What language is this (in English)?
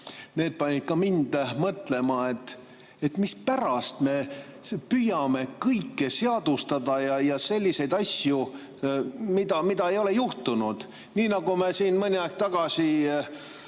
Estonian